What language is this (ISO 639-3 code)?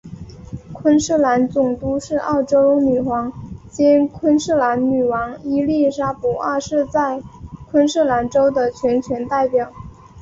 zho